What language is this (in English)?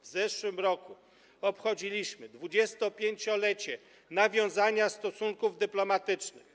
Polish